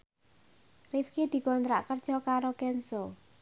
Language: Javanese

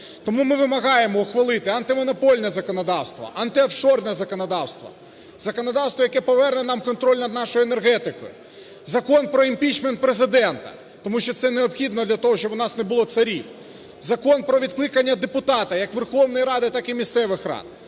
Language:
Ukrainian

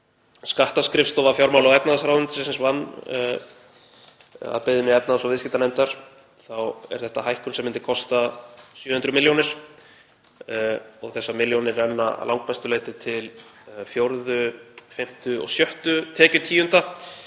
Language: Icelandic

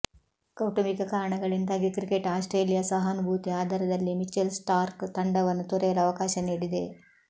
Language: Kannada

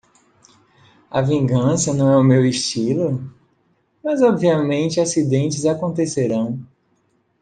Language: Portuguese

